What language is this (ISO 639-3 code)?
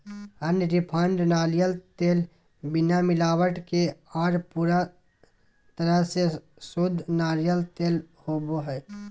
mag